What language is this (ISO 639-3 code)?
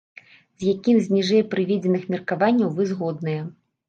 bel